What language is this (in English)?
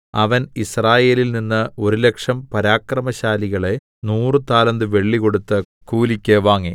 Malayalam